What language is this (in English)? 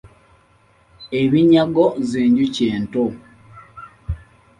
Ganda